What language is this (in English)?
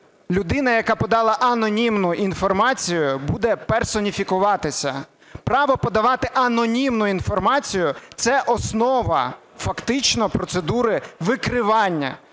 Ukrainian